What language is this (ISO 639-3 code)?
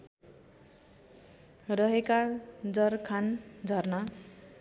nep